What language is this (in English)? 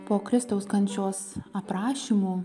Lithuanian